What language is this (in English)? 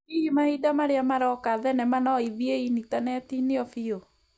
Kikuyu